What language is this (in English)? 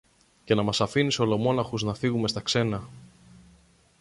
Greek